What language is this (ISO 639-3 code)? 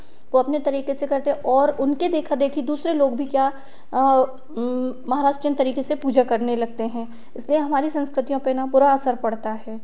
hin